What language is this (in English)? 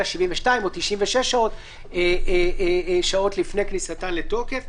Hebrew